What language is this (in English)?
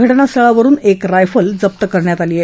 Marathi